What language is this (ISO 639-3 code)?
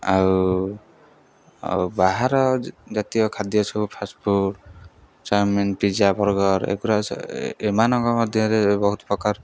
ori